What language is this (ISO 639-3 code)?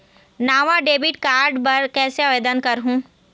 hne